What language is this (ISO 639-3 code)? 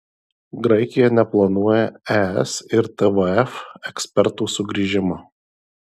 lit